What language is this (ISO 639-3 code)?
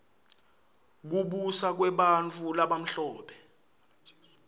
ssw